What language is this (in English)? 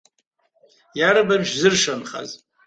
Abkhazian